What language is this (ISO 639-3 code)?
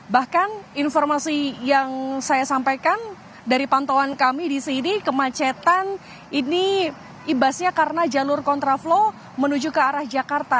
ind